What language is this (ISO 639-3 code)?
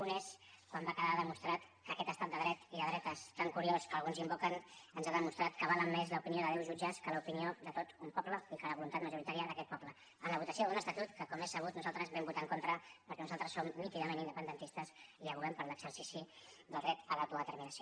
cat